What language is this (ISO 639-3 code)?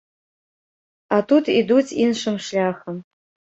bel